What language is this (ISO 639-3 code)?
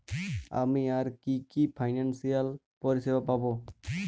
ben